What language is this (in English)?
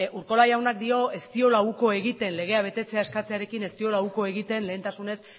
Basque